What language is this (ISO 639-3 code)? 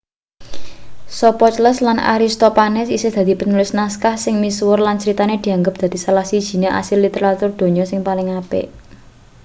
jav